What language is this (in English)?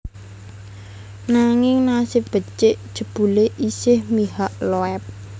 Javanese